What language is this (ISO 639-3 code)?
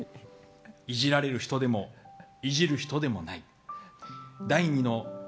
jpn